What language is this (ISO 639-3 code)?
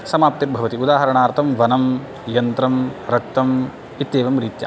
san